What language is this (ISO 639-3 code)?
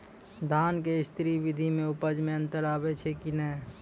mai